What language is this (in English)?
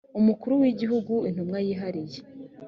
Kinyarwanda